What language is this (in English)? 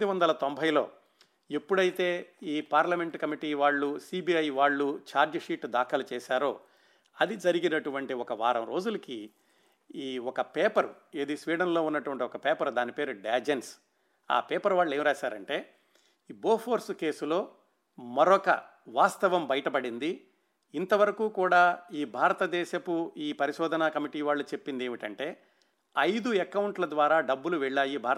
Telugu